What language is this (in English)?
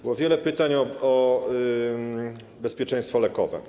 Polish